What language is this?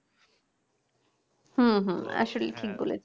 Bangla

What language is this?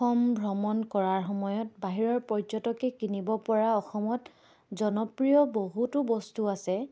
Assamese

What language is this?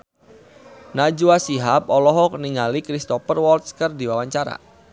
Sundanese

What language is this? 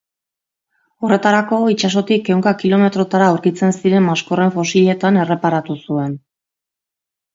Basque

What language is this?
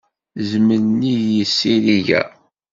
Kabyle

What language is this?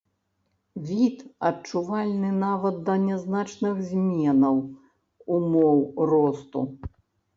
Belarusian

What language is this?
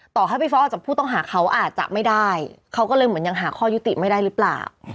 Thai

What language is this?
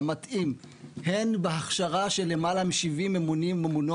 Hebrew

